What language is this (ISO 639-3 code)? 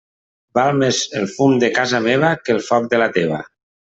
cat